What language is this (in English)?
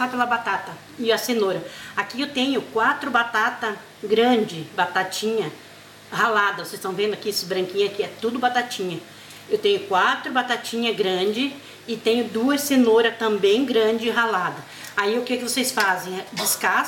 Portuguese